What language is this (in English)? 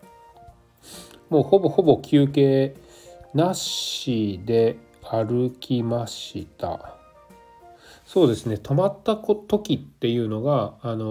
Japanese